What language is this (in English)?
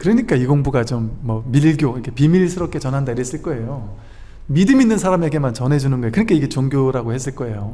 Korean